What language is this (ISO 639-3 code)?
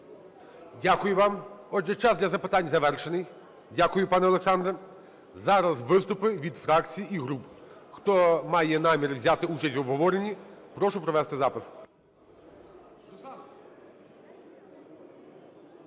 ukr